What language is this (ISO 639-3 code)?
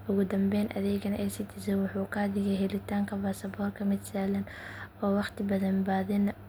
som